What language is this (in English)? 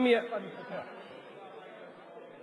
Hebrew